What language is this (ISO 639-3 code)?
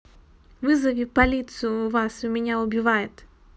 rus